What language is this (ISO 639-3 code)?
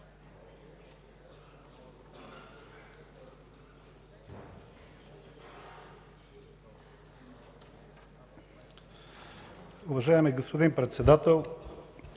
bul